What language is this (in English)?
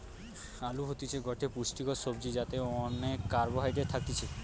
Bangla